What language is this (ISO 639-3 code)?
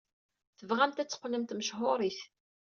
kab